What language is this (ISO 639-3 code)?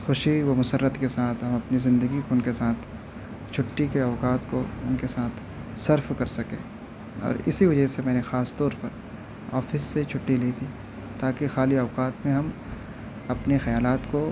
urd